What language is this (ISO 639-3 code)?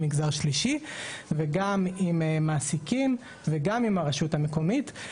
heb